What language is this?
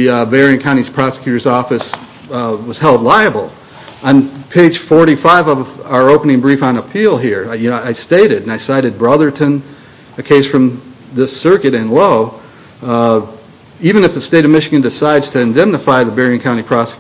English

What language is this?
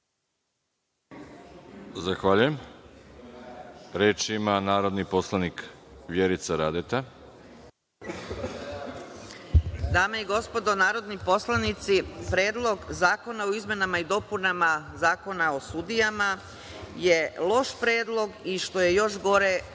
Serbian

